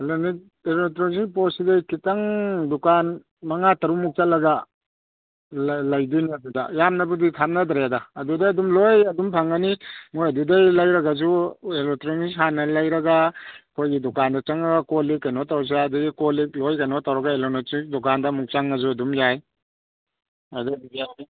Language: Manipuri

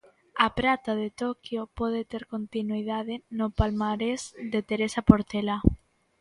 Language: Galician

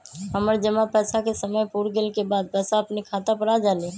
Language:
Magahi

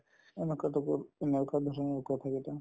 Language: Assamese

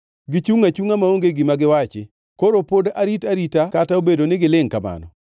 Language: Luo (Kenya and Tanzania)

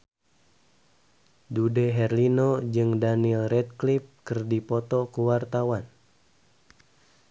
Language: Sundanese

